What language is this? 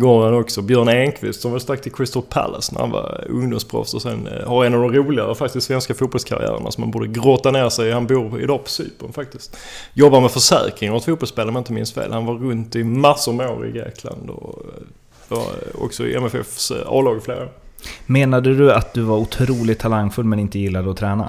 Swedish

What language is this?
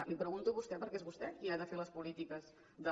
Catalan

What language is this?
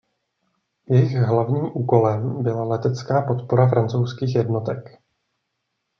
Czech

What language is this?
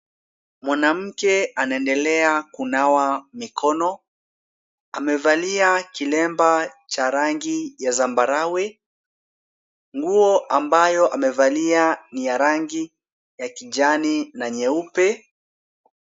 Swahili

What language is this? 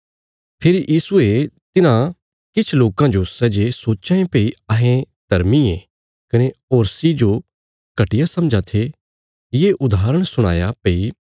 Bilaspuri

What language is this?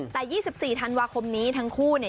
Thai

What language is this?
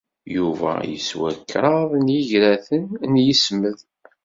Kabyle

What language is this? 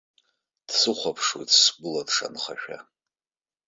Abkhazian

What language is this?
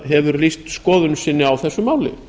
Icelandic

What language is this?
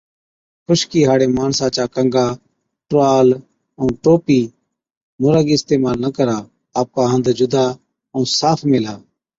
Od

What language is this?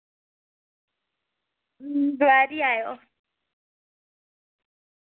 Dogri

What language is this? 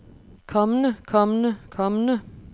Danish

